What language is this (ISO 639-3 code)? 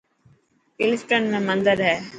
mki